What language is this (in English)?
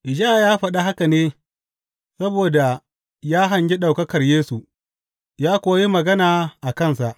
Hausa